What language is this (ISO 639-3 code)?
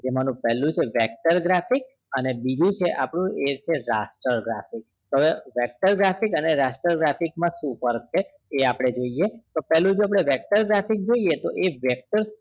guj